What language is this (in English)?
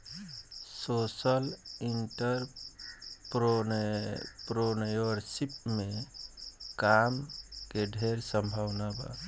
Bhojpuri